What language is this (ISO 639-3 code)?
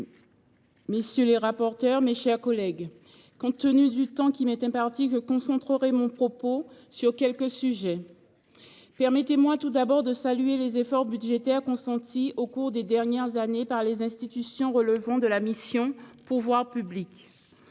fra